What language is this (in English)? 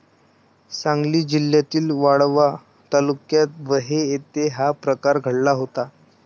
Marathi